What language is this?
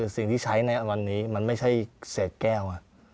Thai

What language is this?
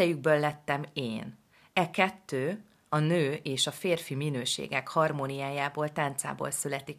Hungarian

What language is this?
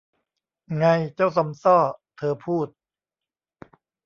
Thai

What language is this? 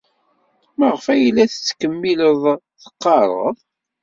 Kabyle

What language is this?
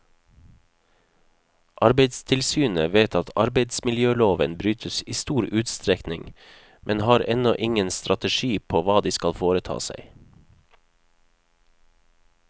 Norwegian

